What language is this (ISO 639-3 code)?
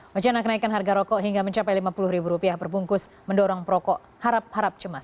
ind